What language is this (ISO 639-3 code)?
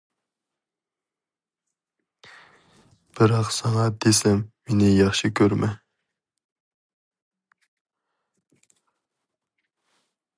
uig